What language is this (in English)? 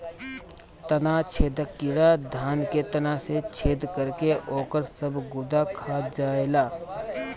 Bhojpuri